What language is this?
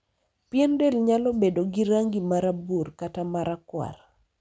Luo (Kenya and Tanzania)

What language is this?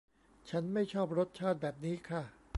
Thai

